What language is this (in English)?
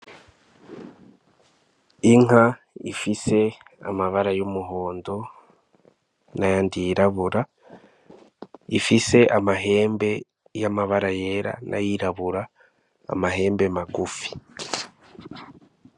Rundi